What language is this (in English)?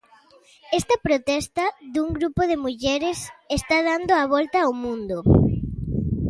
Galician